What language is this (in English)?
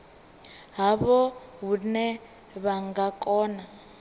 Venda